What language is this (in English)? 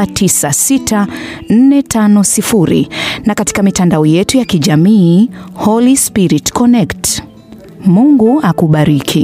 Swahili